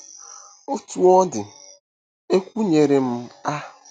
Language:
Igbo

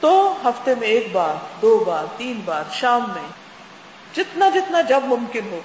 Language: Urdu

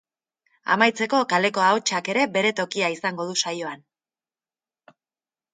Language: Basque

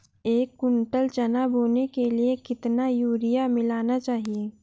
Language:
Hindi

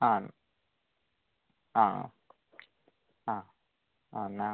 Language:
Malayalam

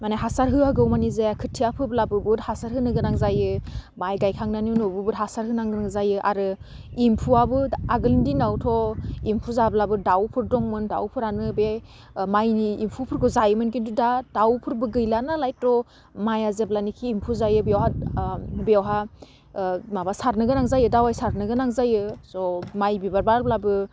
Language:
Bodo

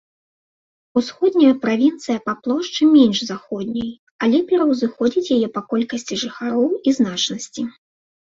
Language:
Belarusian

